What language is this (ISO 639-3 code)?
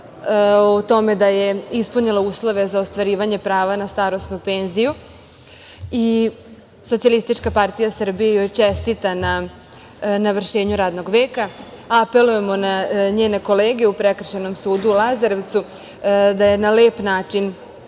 srp